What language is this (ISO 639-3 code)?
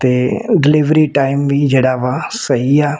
pan